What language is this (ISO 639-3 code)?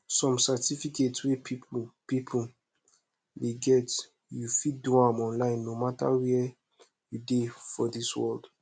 pcm